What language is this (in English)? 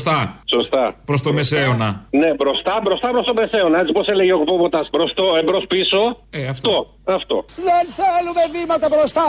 Greek